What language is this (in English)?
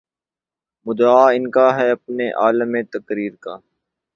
Urdu